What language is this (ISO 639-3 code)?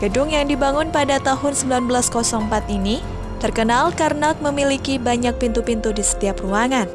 ind